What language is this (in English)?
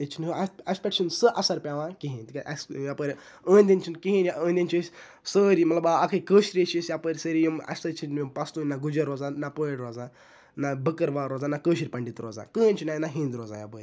Kashmiri